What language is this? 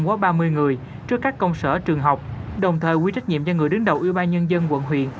Vietnamese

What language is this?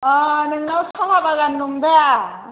Bodo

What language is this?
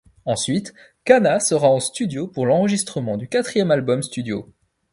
French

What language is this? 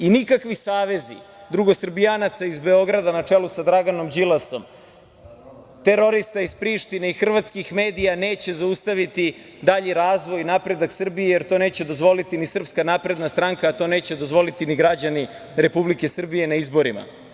Serbian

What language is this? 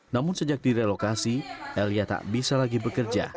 Indonesian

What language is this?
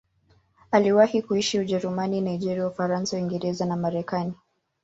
Swahili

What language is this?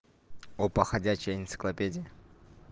Russian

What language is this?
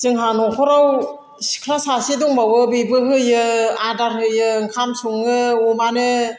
Bodo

